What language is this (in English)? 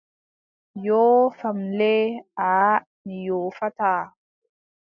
Adamawa Fulfulde